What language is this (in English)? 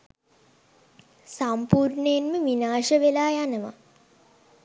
Sinhala